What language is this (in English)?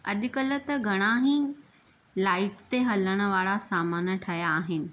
Sindhi